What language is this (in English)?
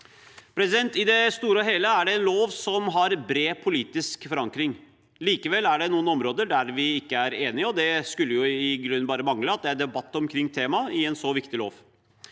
Norwegian